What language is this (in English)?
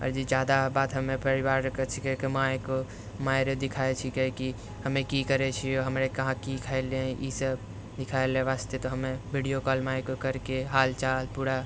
Maithili